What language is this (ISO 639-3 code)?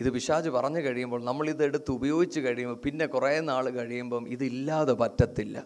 mal